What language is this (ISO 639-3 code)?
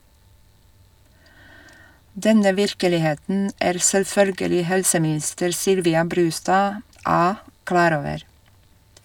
nor